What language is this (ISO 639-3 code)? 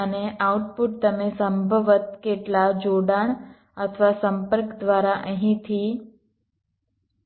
guj